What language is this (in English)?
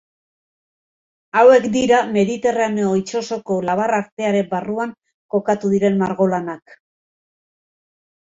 Basque